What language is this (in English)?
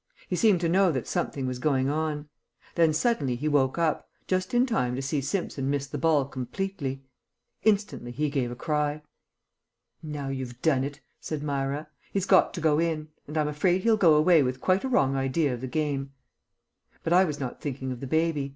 English